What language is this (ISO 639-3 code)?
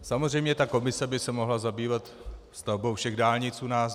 ces